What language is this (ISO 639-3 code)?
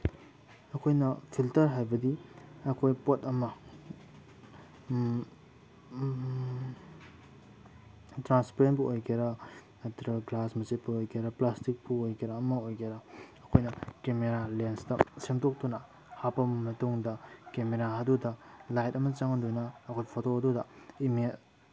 mni